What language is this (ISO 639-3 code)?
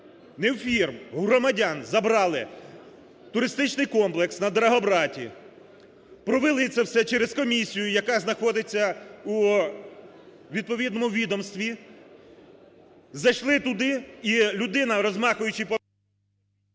ukr